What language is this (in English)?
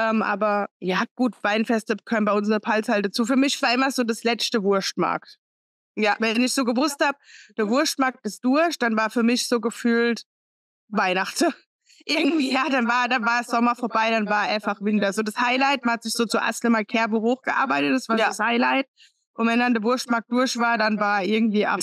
German